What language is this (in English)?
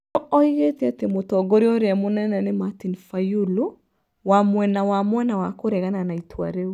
Kikuyu